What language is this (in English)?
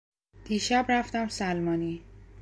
Persian